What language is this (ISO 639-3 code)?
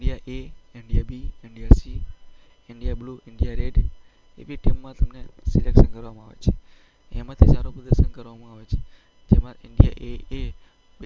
guj